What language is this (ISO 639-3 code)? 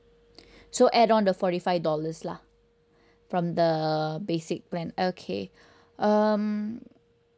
eng